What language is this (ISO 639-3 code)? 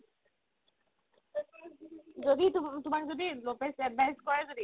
asm